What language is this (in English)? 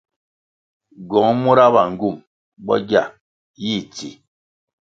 Kwasio